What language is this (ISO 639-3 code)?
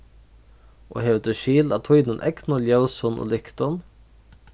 fao